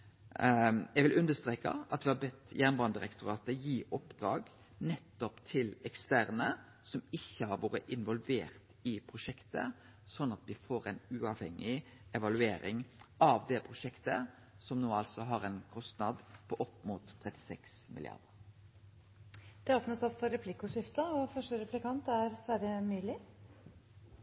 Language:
Norwegian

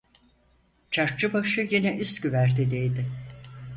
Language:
Turkish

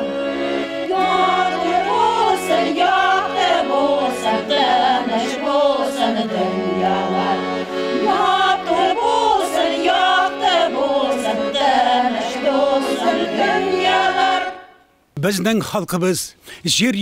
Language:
Turkish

